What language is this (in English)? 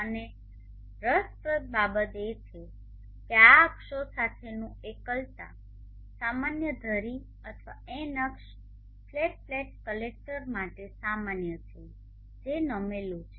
Gujarati